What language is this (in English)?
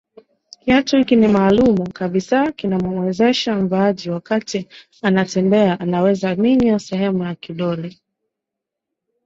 Swahili